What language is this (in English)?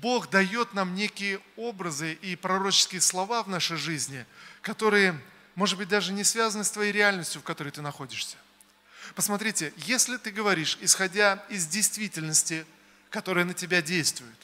Russian